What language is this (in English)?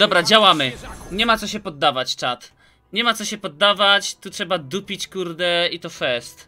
Polish